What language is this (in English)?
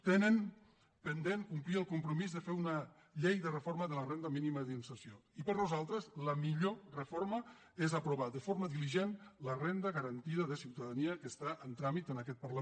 Catalan